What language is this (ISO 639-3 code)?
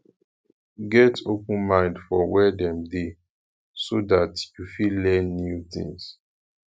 pcm